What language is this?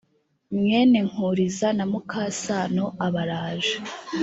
Kinyarwanda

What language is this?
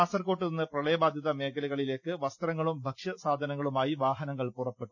Malayalam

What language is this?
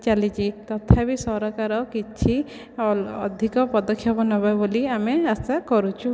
Odia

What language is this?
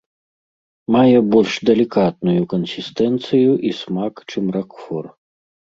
Belarusian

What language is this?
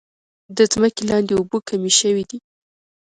Pashto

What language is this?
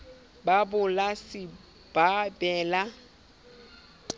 Southern Sotho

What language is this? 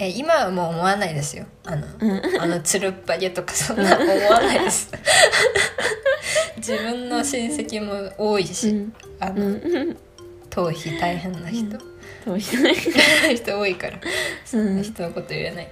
Japanese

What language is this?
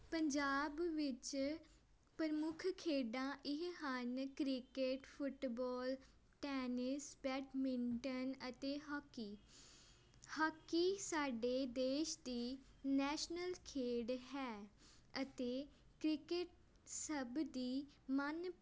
Punjabi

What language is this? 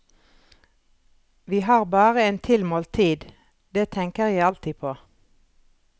Norwegian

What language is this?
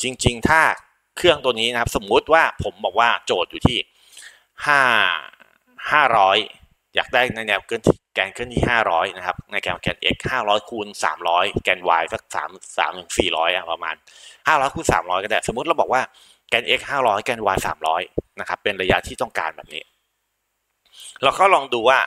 Thai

